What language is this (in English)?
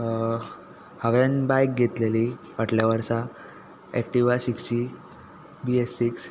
Konkani